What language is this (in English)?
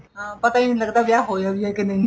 Punjabi